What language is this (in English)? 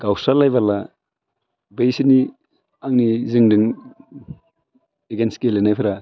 Bodo